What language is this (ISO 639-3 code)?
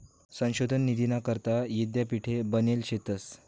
mar